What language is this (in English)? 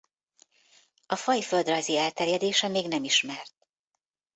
Hungarian